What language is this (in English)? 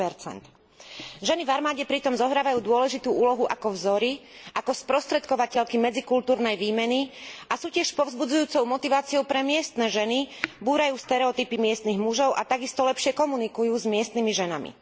Slovak